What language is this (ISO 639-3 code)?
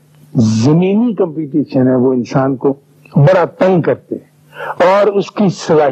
urd